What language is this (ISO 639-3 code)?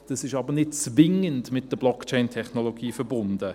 gsw